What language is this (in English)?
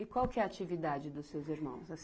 Portuguese